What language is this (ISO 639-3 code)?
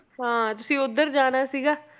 pan